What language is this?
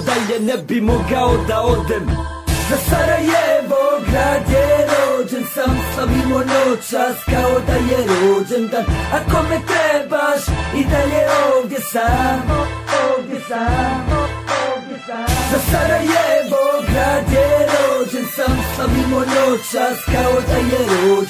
Polish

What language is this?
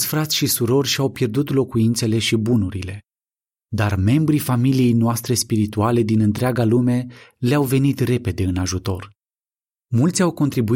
Romanian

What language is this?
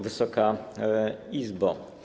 Polish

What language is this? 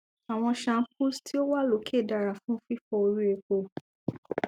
Yoruba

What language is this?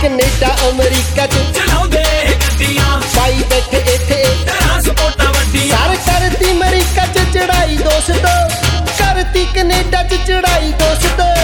Punjabi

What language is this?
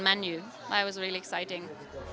Indonesian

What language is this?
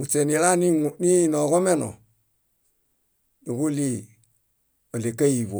Bayot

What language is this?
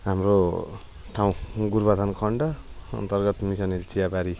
Nepali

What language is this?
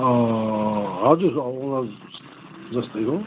Nepali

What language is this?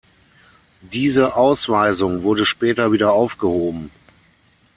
German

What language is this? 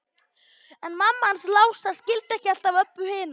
Icelandic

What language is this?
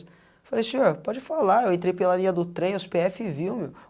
Portuguese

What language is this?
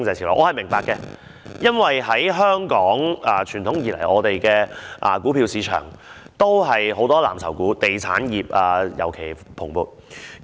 Cantonese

